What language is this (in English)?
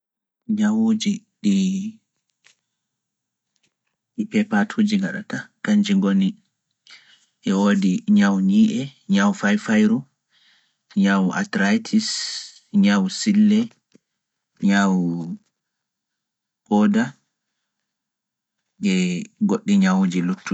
Fula